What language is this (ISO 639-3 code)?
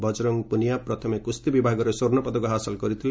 ori